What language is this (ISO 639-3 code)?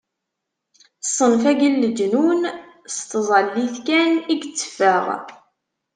kab